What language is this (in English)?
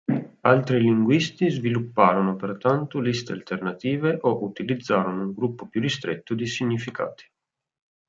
Italian